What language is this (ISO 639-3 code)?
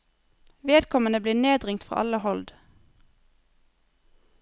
nor